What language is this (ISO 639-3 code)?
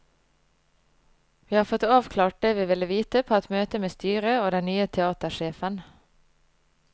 nor